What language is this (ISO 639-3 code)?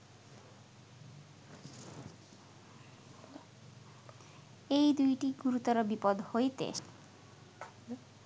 ben